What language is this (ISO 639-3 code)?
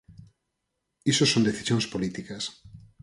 glg